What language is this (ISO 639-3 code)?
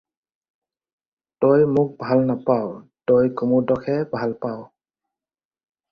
asm